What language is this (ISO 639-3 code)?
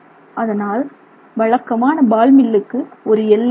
tam